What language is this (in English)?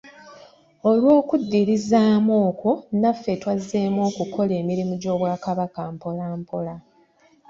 Ganda